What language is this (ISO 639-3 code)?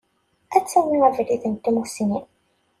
kab